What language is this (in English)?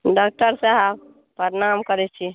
Maithili